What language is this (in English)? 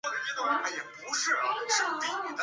Chinese